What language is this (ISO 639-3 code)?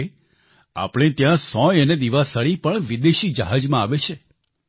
guj